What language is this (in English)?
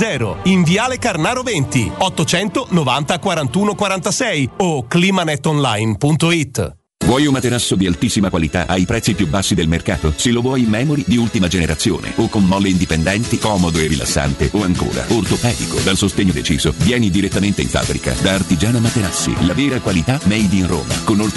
Italian